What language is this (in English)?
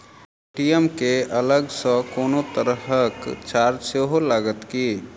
Maithili